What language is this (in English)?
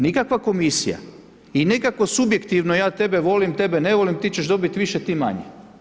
Croatian